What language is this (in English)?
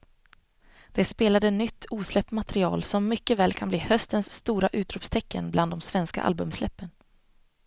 Swedish